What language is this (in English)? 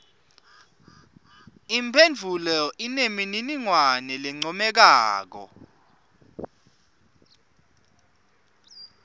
Swati